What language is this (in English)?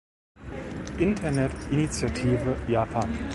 German